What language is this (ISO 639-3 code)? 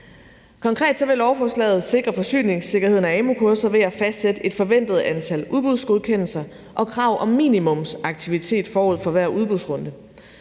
dan